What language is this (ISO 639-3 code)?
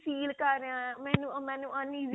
pan